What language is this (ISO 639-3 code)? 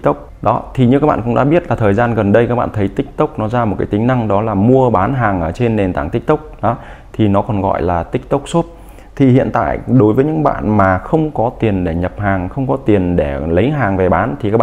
vie